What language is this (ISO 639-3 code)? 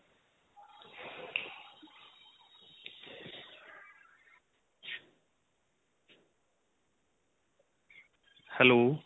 pan